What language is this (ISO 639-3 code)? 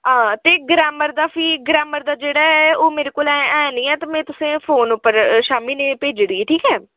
doi